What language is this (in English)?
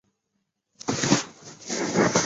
Chinese